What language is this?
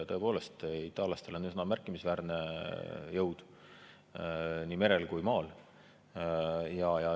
Estonian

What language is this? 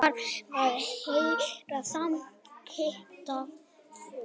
Icelandic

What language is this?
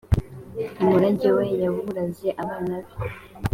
Kinyarwanda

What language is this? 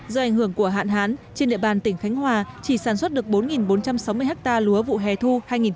Vietnamese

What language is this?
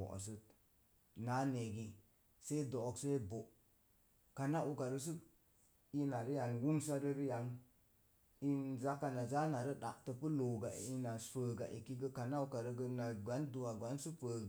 Mom Jango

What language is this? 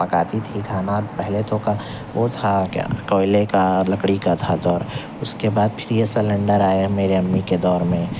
Urdu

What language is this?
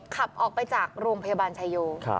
Thai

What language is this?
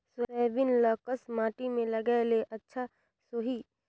Chhattisgarhi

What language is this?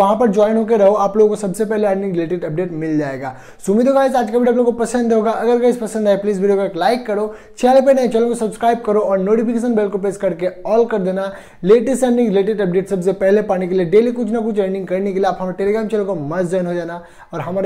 Hindi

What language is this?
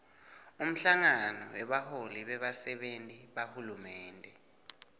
Swati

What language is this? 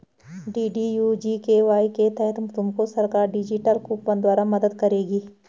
Hindi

